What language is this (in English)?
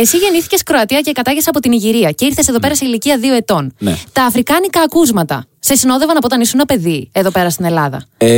Greek